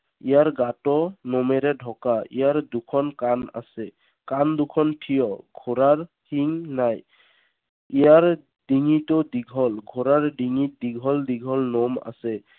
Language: Assamese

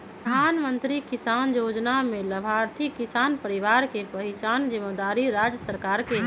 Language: Magahi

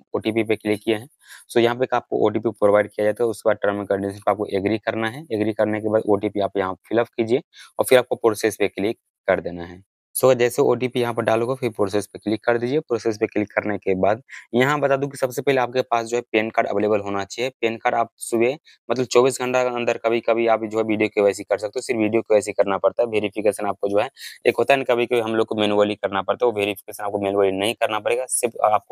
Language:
Hindi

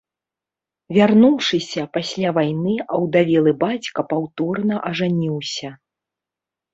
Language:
Belarusian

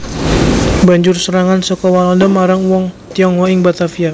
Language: Javanese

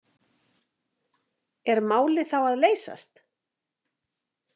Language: Icelandic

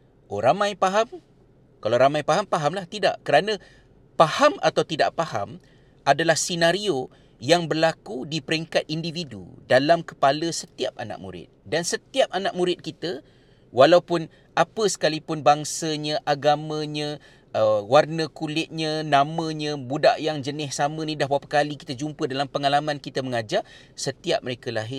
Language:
Malay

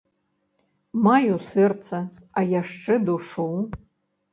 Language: Belarusian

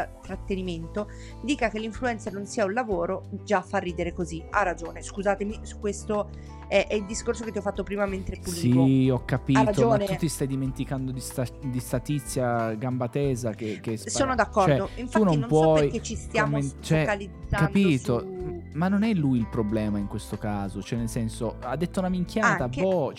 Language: Italian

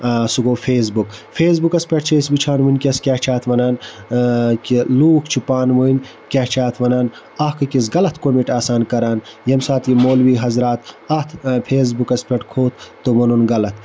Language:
Kashmiri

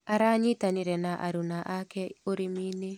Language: Kikuyu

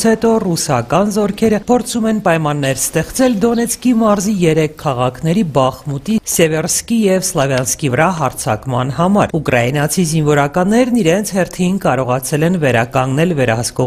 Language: Romanian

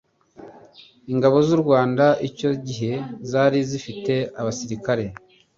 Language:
Kinyarwanda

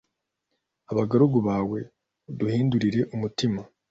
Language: Kinyarwanda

